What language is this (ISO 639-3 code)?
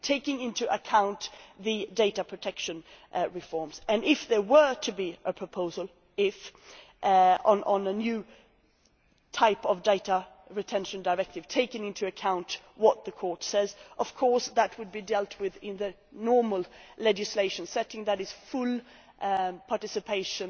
eng